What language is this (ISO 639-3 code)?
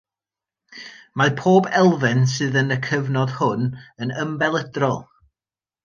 cym